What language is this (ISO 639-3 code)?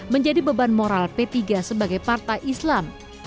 ind